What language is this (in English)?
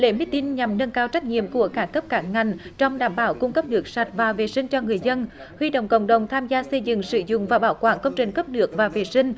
Vietnamese